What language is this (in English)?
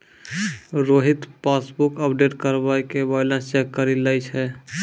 Maithili